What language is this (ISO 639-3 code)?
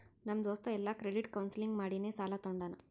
kan